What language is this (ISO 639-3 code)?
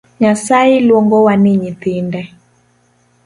luo